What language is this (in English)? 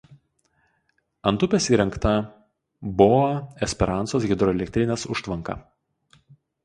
Lithuanian